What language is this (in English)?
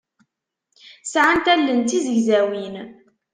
Kabyle